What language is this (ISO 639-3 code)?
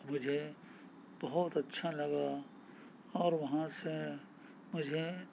urd